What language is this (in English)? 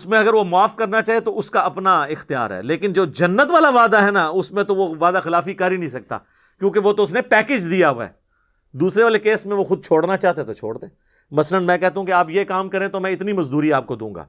Urdu